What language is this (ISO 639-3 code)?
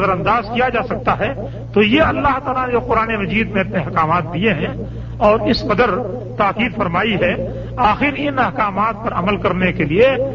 urd